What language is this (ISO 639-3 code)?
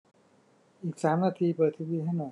tha